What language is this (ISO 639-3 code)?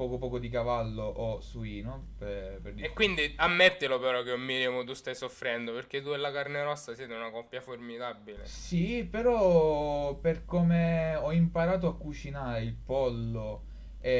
ita